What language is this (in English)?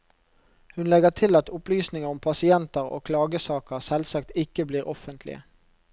Norwegian